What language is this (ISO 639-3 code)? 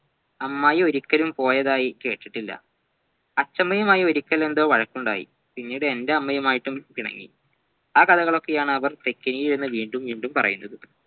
mal